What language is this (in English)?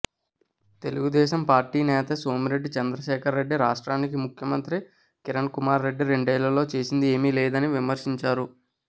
Telugu